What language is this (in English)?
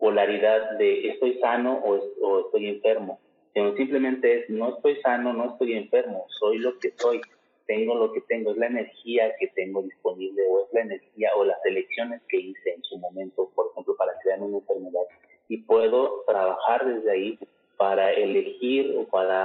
Spanish